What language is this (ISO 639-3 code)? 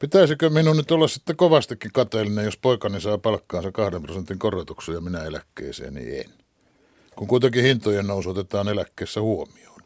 fin